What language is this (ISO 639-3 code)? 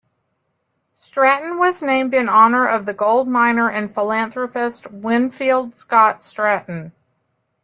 eng